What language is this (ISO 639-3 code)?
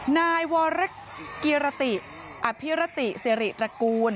tha